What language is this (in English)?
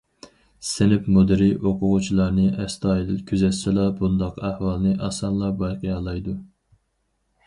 Uyghur